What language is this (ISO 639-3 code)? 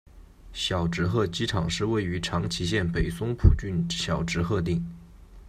zho